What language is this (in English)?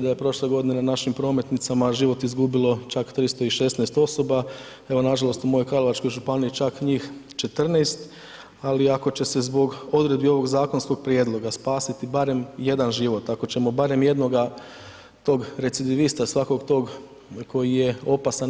Croatian